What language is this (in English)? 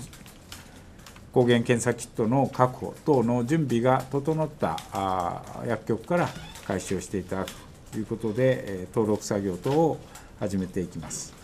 Japanese